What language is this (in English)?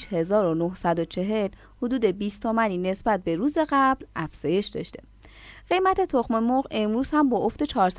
Persian